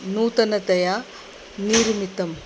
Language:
Sanskrit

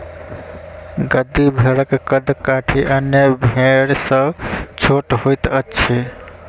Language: Maithili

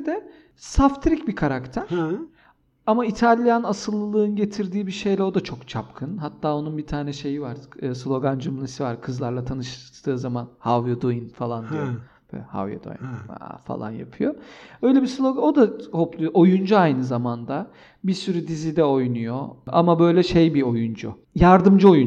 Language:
Turkish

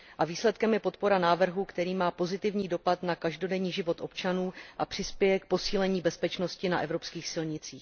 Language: Czech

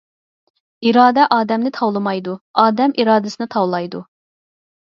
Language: Uyghur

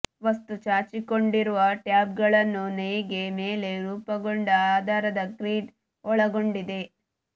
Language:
Kannada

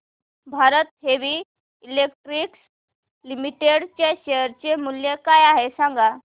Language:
Marathi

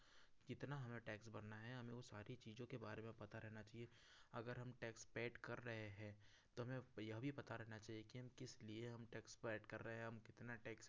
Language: Hindi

